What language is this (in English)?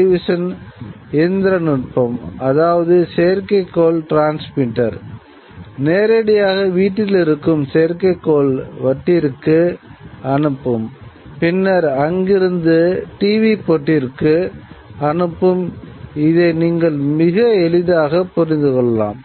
Tamil